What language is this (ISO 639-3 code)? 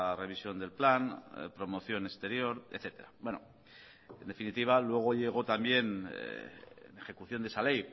spa